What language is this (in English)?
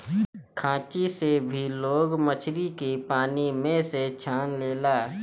Bhojpuri